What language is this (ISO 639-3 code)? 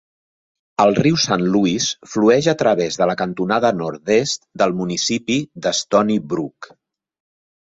cat